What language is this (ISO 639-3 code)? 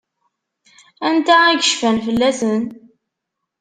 kab